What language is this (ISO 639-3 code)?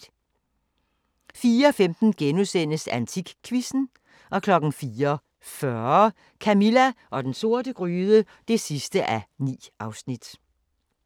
dan